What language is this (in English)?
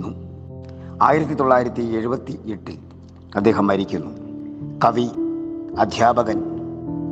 Malayalam